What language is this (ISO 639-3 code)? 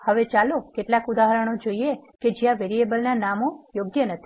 guj